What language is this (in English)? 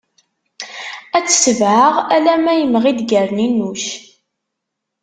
Kabyle